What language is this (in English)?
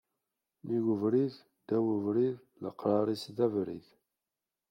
Kabyle